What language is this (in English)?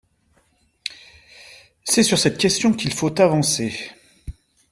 French